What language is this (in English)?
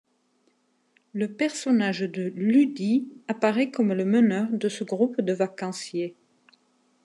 French